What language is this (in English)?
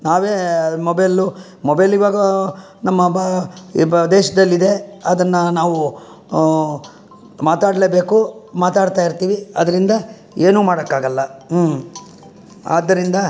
Kannada